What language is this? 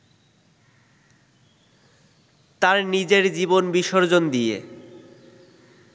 Bangla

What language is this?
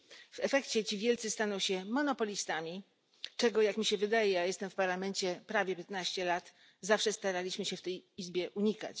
Polish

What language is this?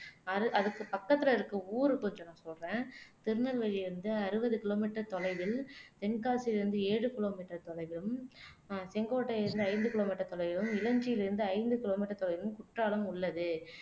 Tamil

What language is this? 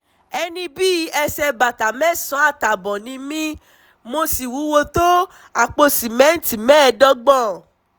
Yoruba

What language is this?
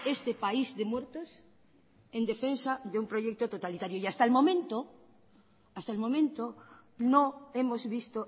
Spanish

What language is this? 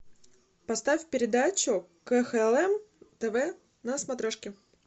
Russian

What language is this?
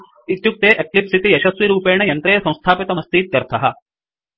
Sanskrit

